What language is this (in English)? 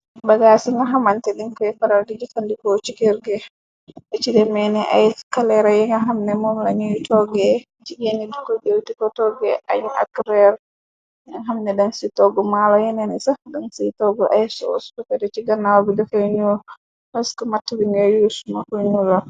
Wolof